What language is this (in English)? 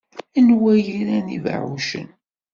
Kabyle